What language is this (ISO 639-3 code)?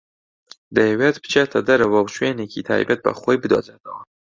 ckb